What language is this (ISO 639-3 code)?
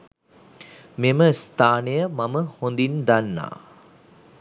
sin